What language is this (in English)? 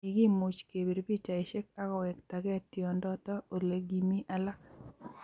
Kalenjin